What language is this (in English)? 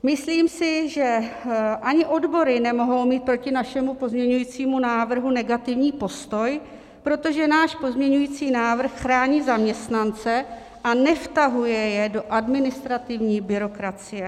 Czech